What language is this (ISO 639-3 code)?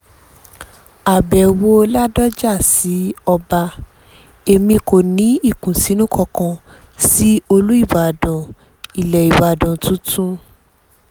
yor